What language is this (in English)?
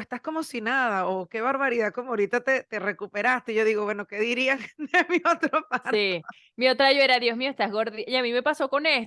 Spanish